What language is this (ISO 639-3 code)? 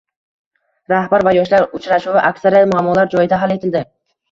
uzb